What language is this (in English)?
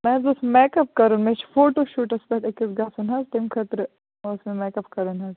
Kashmiri